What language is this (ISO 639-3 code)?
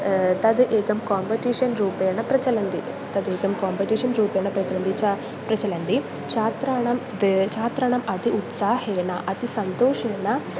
san